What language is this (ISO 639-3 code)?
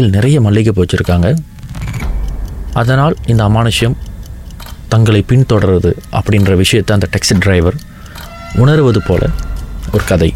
tam